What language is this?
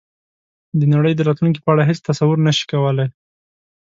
Pashto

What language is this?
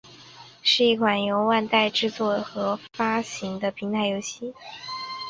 Chinese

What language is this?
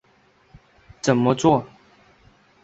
Chinese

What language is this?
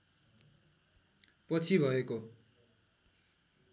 Nepali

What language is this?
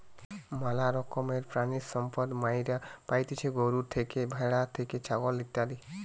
Bangla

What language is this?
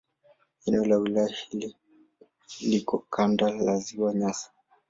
Swahili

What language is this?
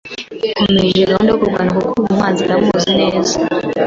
Kinyarwanda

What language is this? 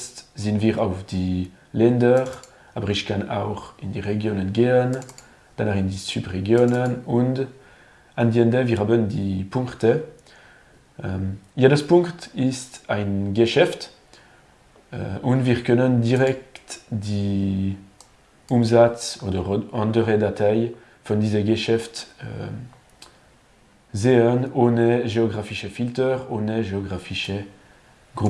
German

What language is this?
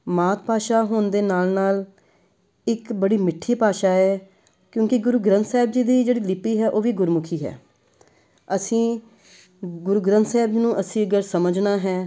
Punjabi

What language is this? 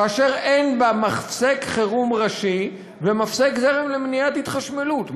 Hebrew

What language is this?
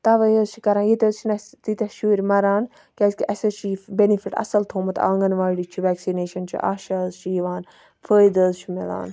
Kashmiri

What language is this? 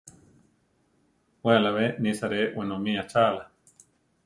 Central Tarahumara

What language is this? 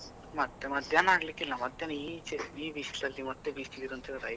Kannada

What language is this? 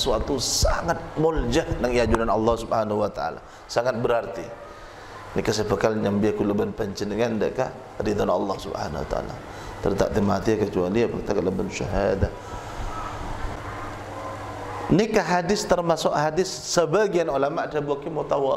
Malay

